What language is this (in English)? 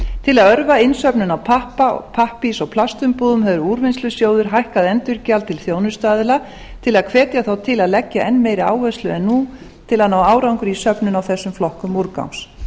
Icelandic